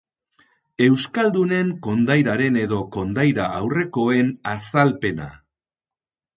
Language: Basque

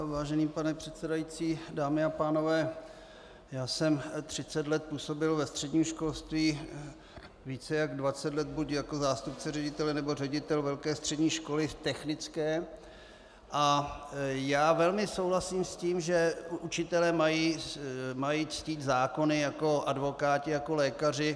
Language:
Czech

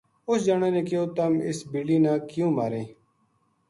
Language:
Gujari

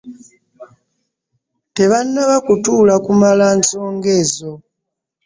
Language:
Ganda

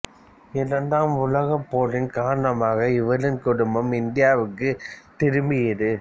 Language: Tamil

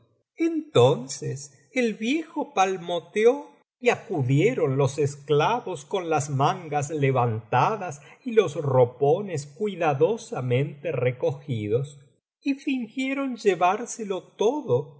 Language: Spanish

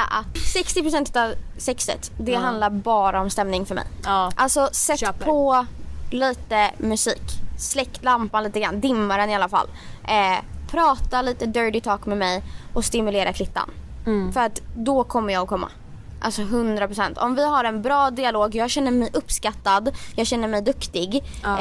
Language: Swedish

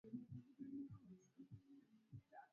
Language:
Swahili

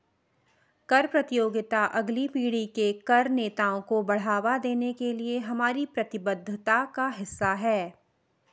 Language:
Hindi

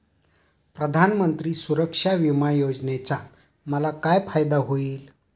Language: Marathi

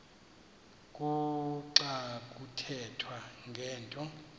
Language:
Xhosa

